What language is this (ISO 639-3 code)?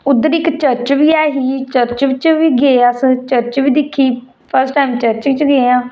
doi